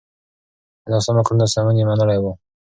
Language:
Pashto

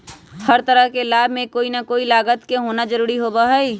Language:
Magahi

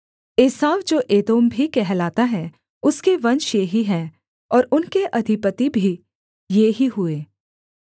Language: Hindi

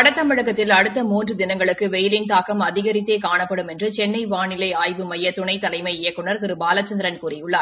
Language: Tamil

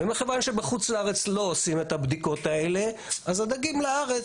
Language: Hebrew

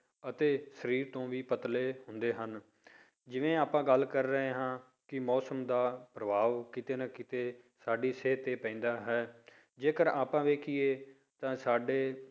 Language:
Punjabi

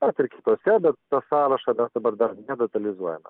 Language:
Lithuanian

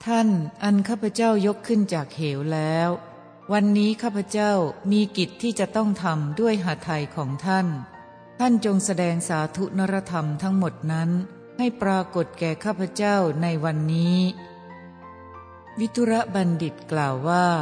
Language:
Thai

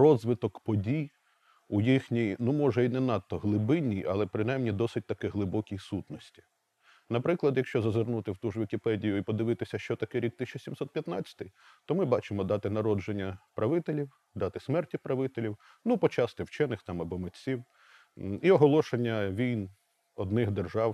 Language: Ukrainian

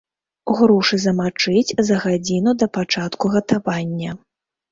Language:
Belarusian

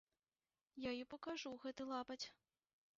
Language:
Belarusian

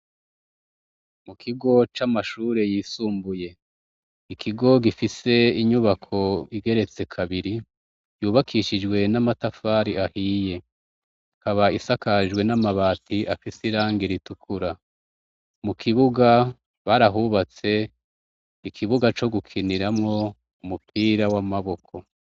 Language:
Rundi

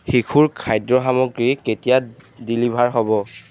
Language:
Assamese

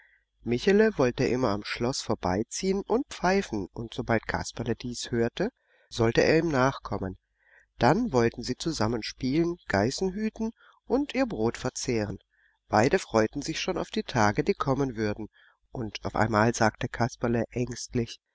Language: German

